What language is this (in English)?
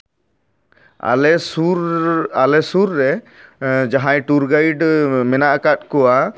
Santali